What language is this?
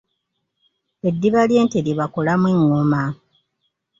Ganda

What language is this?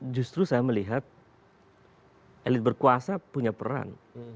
Indonesian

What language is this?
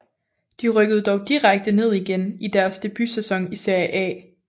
Danish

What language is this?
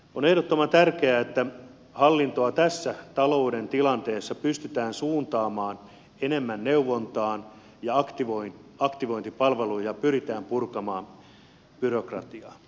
Finnish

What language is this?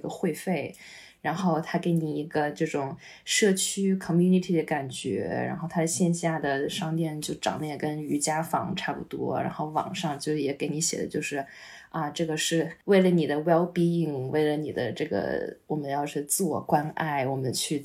Chinese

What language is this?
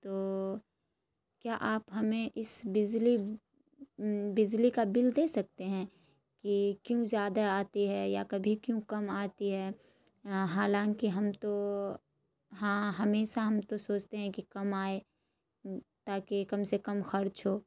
Urdu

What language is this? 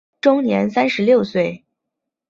Chinese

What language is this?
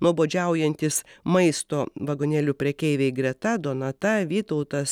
Lithuanian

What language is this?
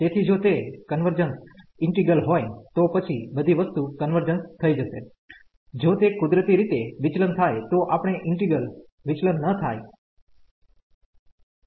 Gujarati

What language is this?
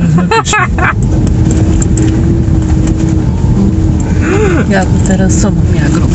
Polish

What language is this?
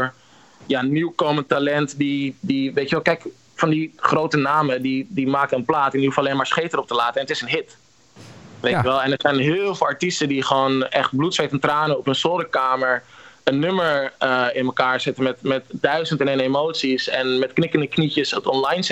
Dutch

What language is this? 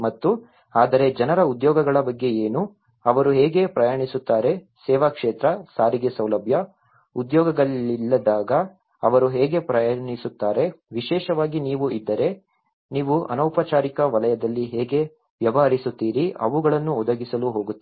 Kannada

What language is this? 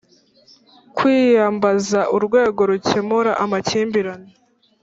Kinyarwanda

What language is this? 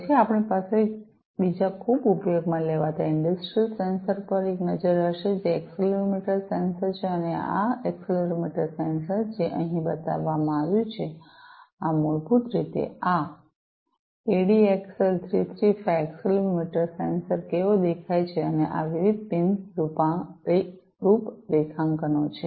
Gujarati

